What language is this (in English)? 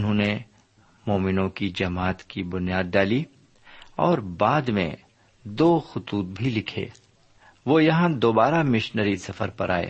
Urdu